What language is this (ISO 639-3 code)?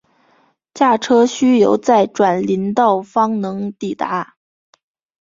zho